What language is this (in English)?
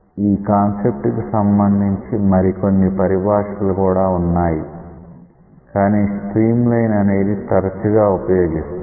Telugu